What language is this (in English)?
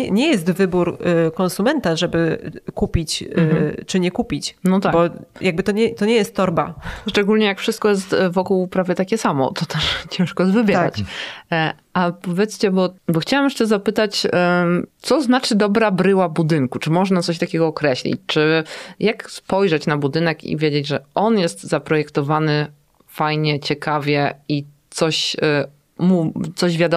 Polish